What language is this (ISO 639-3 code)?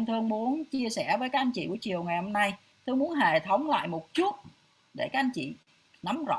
vie